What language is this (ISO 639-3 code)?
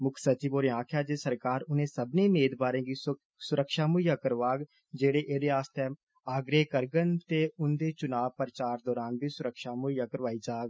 doi